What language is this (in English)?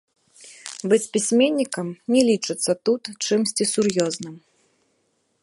Belarusian